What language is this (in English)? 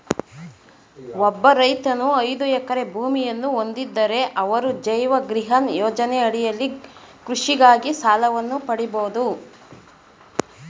Kannada